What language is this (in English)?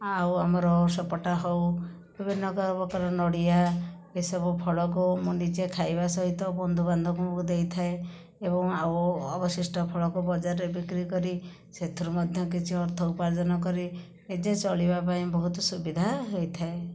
Odia